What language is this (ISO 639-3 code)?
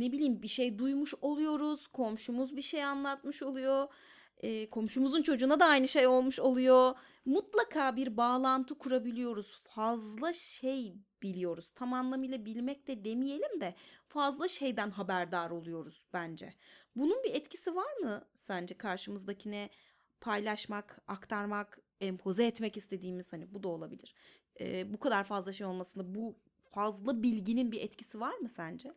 tur